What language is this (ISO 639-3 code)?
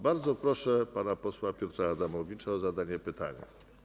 pol